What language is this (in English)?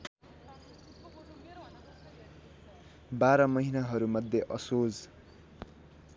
Nepali